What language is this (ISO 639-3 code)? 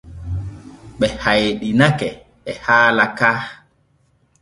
fue